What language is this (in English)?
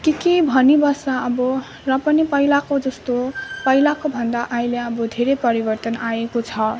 Nepali